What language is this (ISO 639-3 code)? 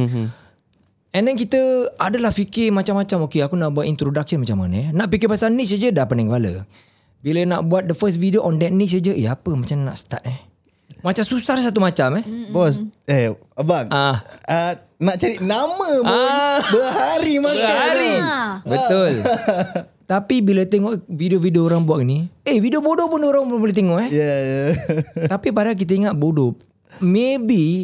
msa